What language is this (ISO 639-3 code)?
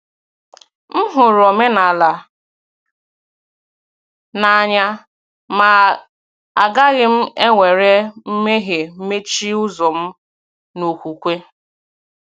ibo